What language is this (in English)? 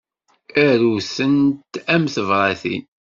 Kabyle